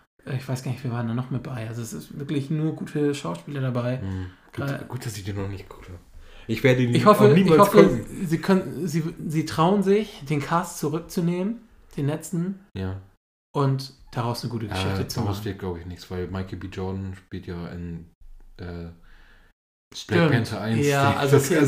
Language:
German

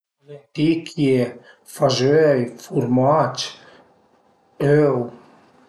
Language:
Piedmontese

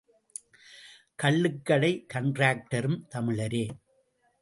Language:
Tamil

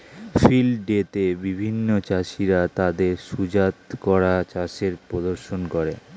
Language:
Bangla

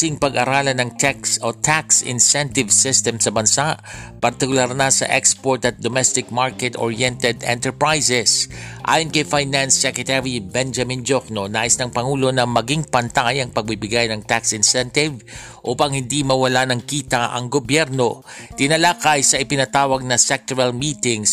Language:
Filipino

